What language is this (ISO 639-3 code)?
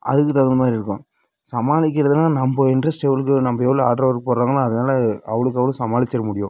tam